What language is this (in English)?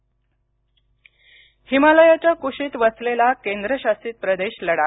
Marathi